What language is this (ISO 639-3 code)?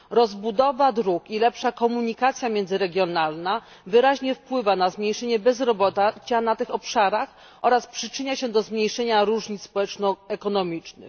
pol